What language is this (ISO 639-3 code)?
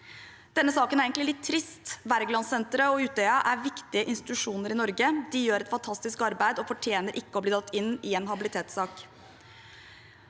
nor